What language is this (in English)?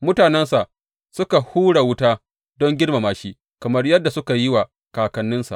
Hausa